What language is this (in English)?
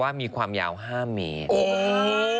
Thai